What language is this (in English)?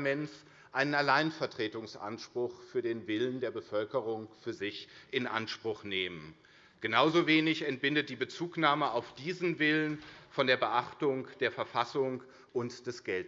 German